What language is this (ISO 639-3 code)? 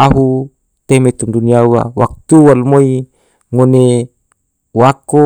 tvo